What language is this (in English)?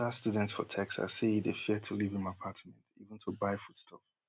Nigerian Pidgin